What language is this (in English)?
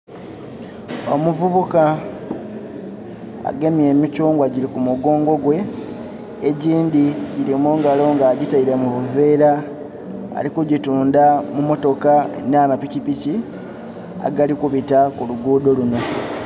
Soga